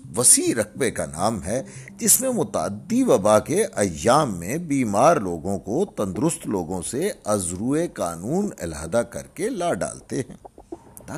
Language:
Urdu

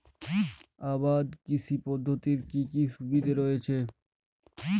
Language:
Bangla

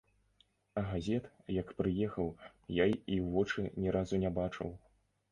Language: Belarusian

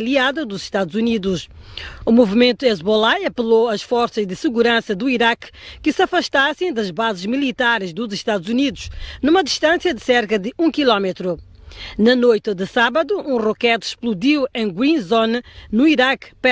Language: Portuguese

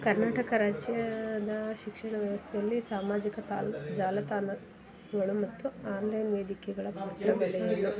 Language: Kannada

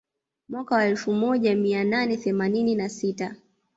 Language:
Swahili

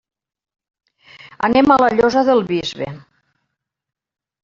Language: Catalan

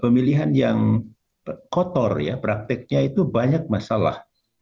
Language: Indonesian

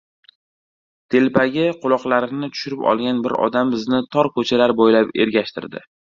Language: Uzbek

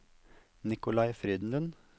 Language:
Norwegian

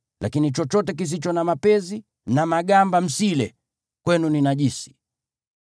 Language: Swahili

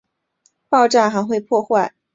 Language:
Chinese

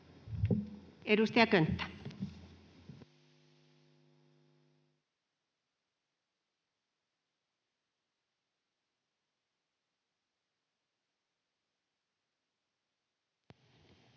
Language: Finnish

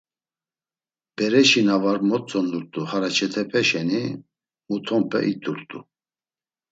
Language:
Laz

